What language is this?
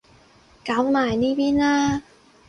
Cantonese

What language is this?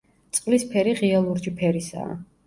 Georgian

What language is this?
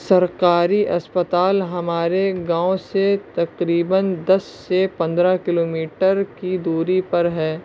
Urdu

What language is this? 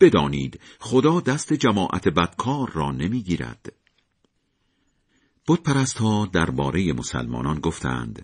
Persian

